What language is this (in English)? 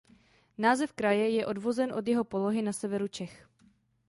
Czech